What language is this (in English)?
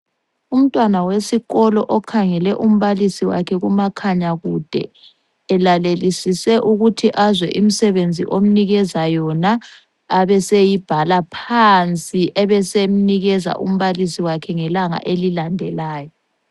North Ndebele